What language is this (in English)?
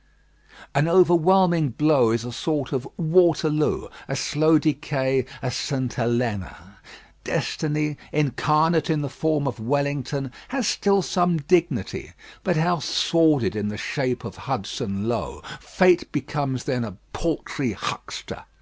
English